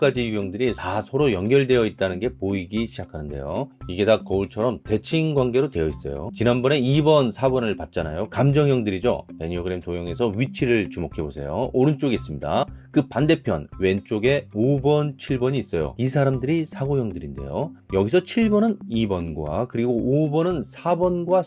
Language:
Korean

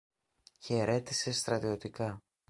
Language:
Greek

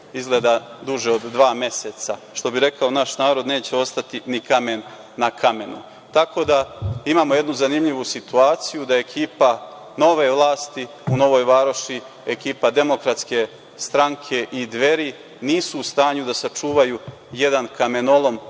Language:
Serbian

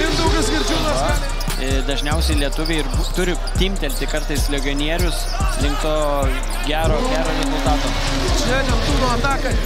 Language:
Lithuanian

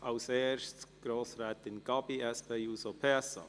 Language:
Swiss German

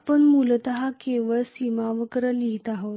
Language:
Marathi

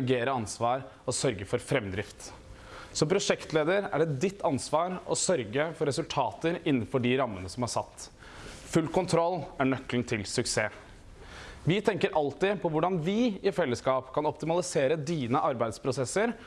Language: Norwegian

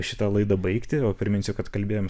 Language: Lithuanian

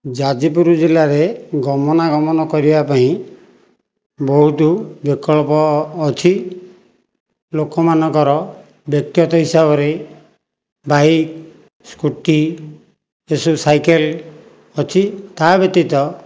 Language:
Odia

